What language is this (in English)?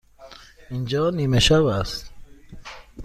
Persian